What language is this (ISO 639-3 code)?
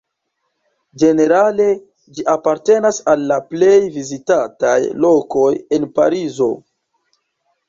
epo